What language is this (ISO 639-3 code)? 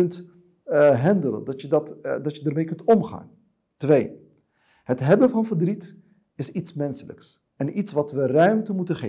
nld